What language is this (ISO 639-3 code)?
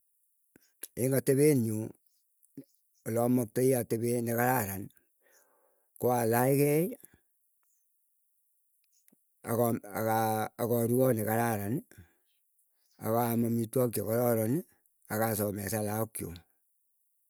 eyo